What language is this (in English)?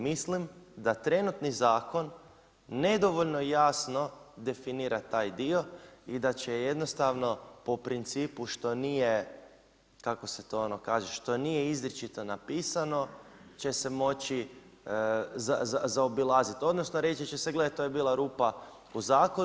Croatian